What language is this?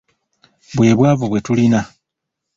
Ganda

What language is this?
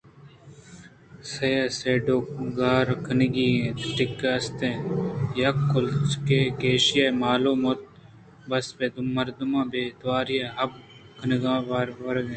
Eastern Balochi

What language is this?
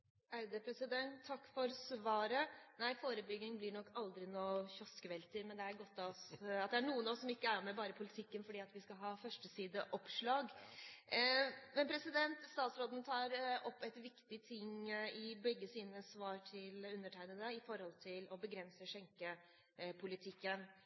Norwegian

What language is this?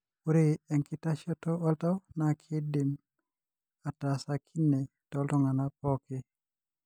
Masai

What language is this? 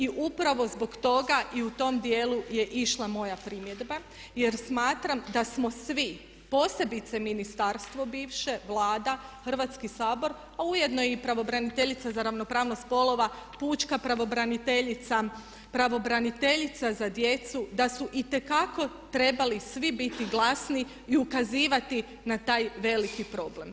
Croatian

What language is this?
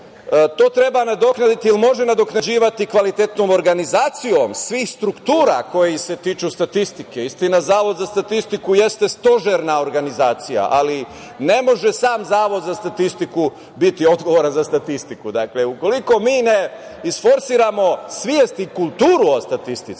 Serbian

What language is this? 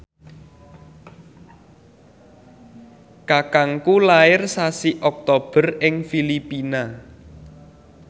Javanese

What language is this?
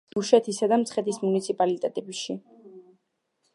Georgian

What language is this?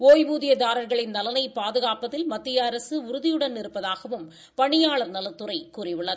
Tamil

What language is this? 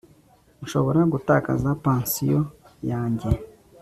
Kinyarwanda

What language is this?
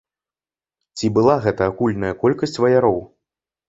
Belarusian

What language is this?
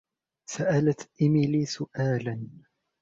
Arabic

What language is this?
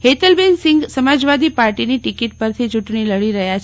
Gujarati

